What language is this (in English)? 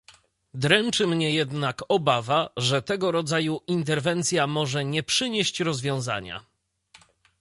Polish